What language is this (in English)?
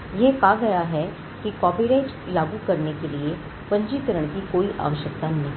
Hindi